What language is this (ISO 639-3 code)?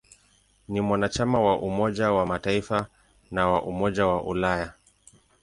swa